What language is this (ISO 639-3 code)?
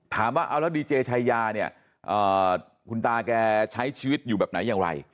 tha